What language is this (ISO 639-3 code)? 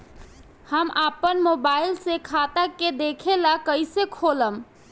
bho